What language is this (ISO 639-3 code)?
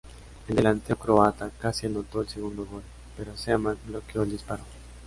spa